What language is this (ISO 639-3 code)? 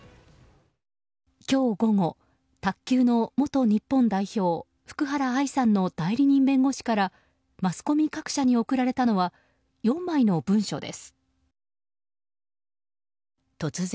jpn